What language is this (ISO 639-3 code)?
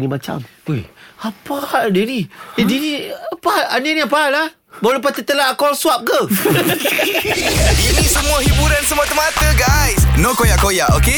msa